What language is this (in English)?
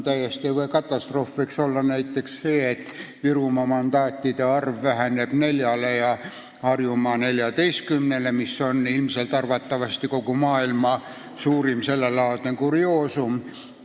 Estonian